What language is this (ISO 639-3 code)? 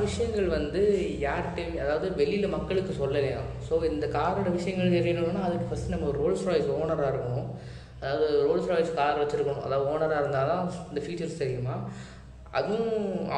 tam